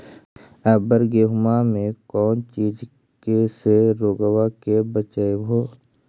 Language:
Magahi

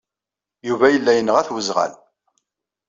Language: Kabyle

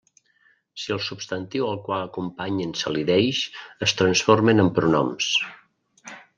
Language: Catalan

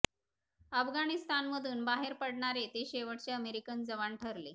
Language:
Marathi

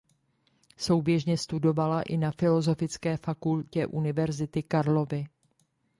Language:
Czech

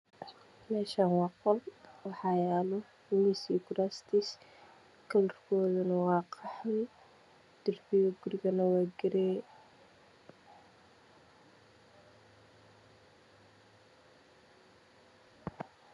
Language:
Somali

